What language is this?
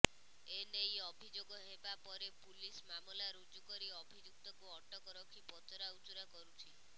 Odia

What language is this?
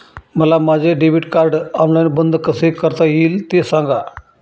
Marathi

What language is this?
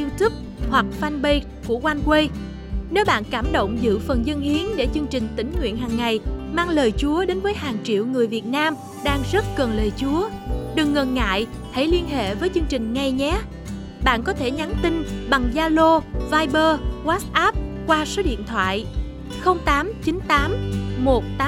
Vietnamese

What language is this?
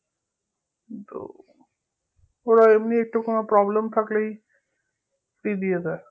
Bangla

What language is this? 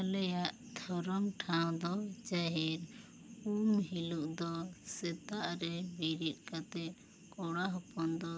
Santali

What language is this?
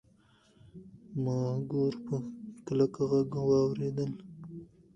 Pashto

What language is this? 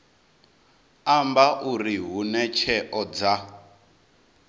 Venda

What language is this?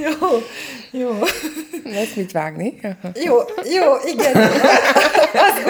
Hungarian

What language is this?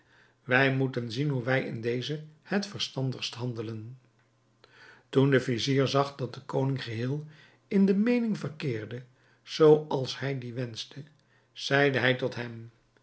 Dutch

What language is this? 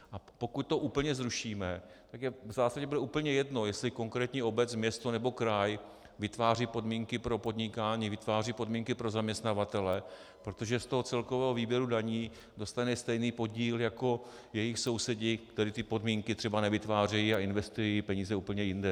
Czech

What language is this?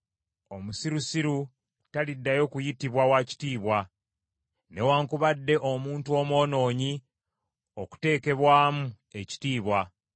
Ganda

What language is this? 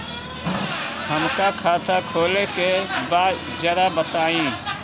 Bhojpuri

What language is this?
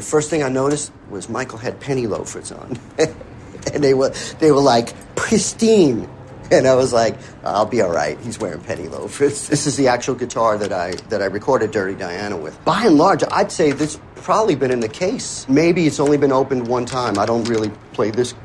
English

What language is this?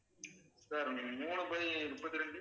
Tamil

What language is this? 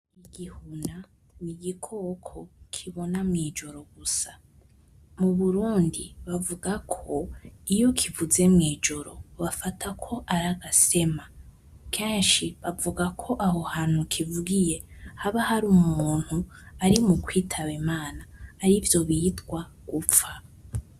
Rundi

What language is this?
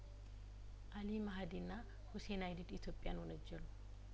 Amharic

